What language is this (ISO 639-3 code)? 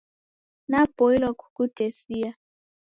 dav